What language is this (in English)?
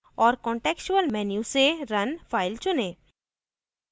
Hindi